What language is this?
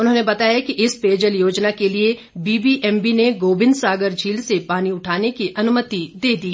Hindi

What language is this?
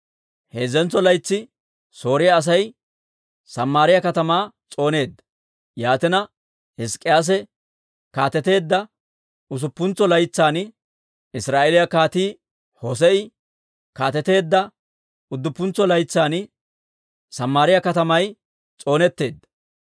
Dawro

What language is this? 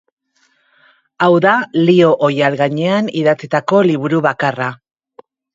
Basque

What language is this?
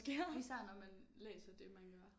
Danish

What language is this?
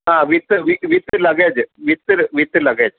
Sanskrit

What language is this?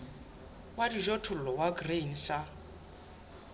Southern Sotho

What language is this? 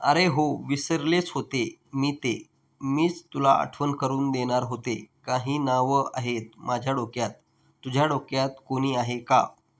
Marathi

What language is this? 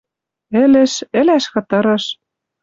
Western Mari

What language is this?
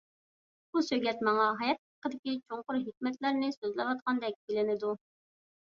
Uyghur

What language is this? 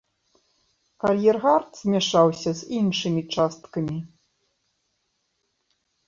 Belarusian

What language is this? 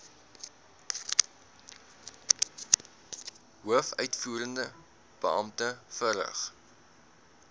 Afrikaans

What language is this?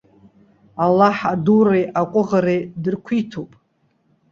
Abkhazian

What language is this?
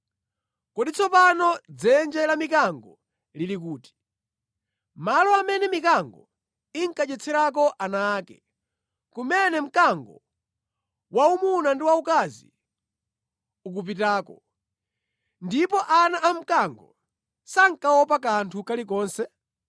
Nyanja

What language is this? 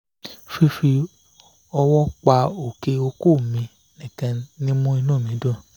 Yoruba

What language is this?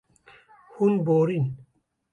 Kurdish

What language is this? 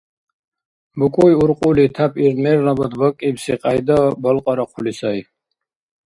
Dargwa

